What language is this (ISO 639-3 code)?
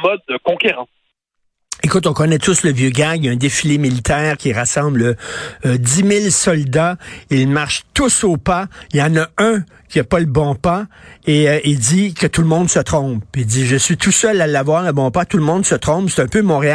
fra